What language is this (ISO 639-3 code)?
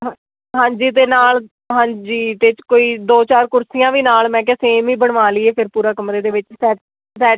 pan